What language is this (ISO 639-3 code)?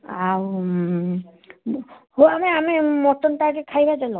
ori